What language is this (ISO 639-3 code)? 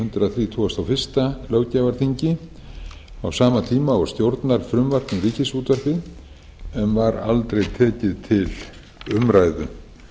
isl